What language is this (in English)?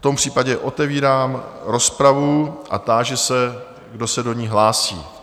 Czech